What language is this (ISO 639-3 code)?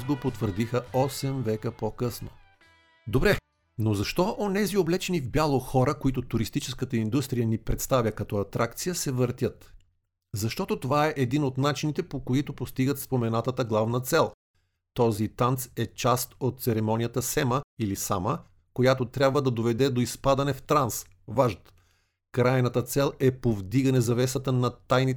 bul